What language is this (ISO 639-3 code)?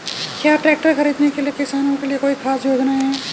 hin